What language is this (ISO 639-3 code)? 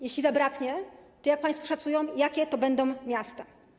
pol